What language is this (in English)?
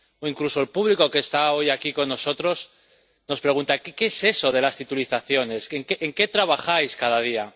Spanish